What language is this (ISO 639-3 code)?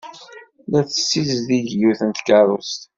kab